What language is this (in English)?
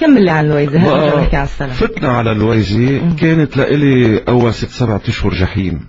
Arabic